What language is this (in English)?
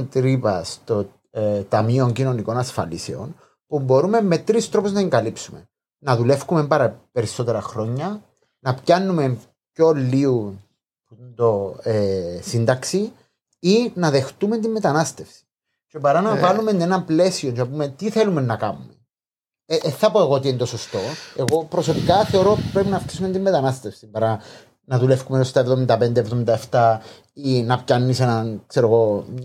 Greek